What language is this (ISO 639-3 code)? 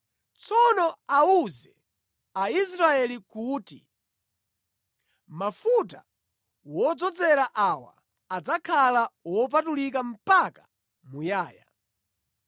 nya